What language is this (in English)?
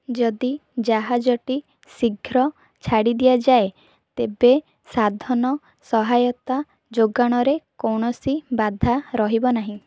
Odia